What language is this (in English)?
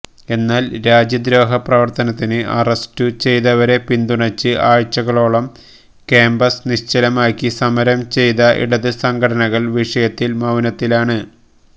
Malayalam